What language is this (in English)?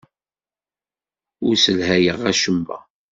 Kabyle